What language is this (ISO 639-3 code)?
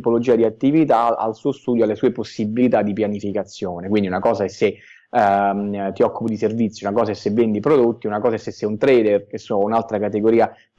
ita